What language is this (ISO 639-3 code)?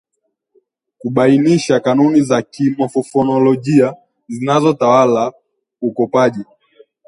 swa